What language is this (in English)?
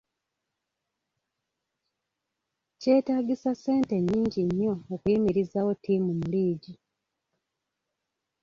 Ganda